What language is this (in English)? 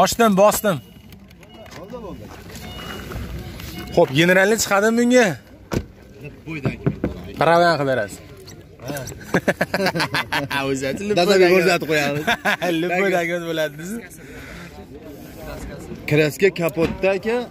Turkish